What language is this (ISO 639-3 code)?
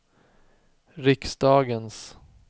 swe